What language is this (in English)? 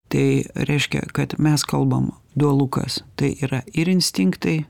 Lithuanian